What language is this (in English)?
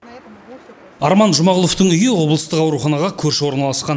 Kazakh